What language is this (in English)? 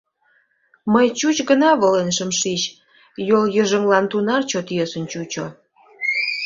Mari